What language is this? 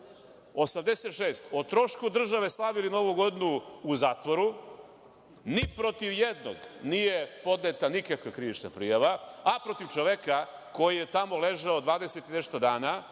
Serbian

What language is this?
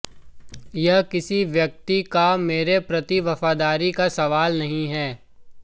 Hindi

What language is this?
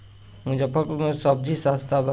Bhojpuri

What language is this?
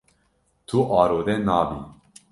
Kurdish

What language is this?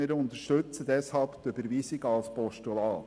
Swiss German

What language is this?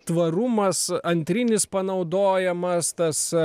Lithuanian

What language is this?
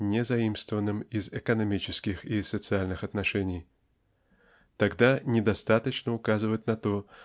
Russian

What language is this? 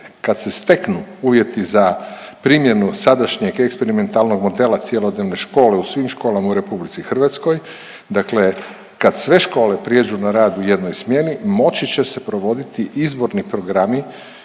Croatian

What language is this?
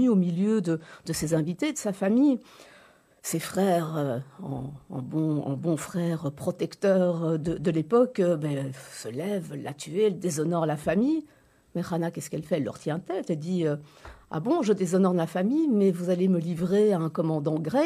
French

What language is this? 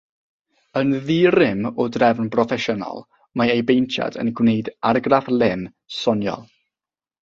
Welsh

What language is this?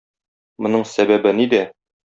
Tatar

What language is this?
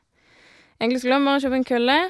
Norwegian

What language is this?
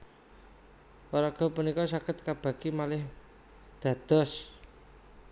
Javanese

